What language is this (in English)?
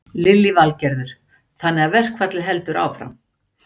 Icelandic